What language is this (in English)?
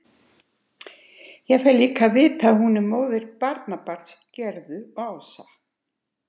Icelandic